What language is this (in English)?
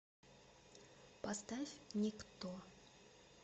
Russian